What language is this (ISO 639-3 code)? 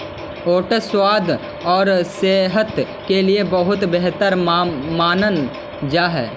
mag